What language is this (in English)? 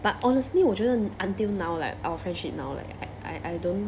English